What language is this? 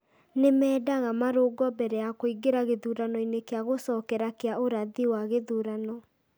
Kikuyu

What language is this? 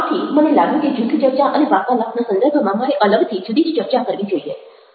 Gujarati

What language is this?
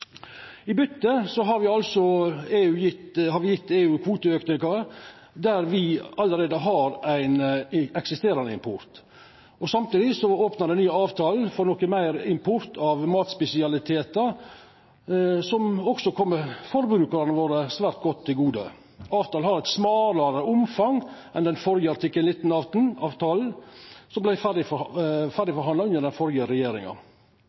Norwegian Nynorsk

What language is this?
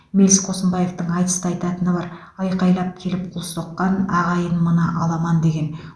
Kazakh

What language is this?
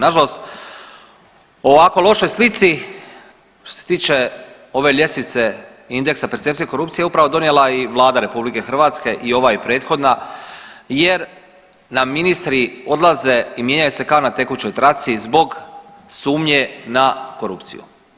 Croatian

